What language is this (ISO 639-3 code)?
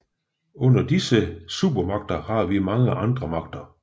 dan